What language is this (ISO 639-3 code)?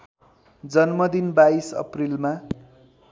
nep